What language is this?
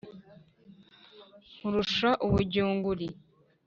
Kinyarwanda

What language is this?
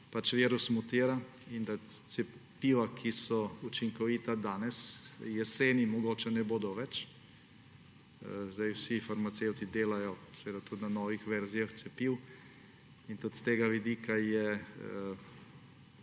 Slovenian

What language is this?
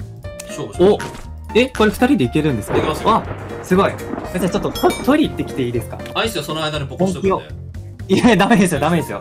Japanese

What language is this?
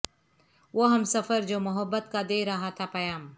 Urdu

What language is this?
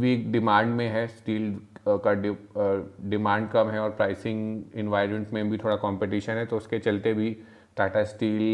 Hindi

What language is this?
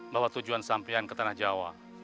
Indonesian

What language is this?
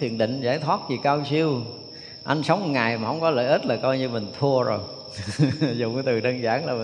Vietnamese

